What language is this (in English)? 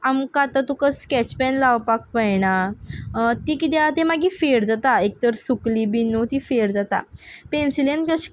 Konkani